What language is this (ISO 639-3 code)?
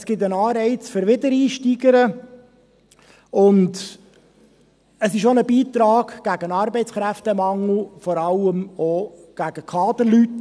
gsw